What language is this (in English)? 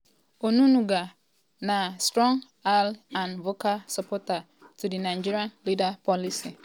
Nigerian Pidgin